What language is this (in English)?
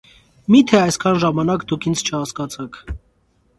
Armenian